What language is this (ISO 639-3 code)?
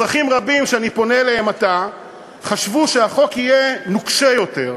heb